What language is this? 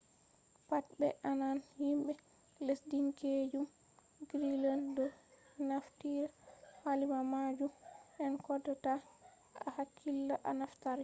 Fula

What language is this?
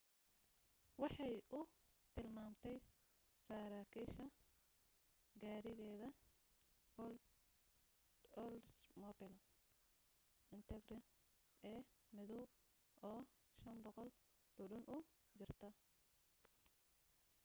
Somali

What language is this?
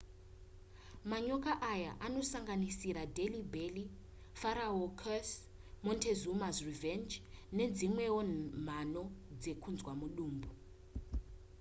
Shona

